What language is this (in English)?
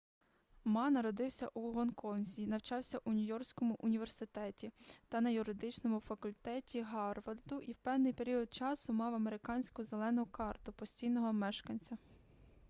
Ukrainian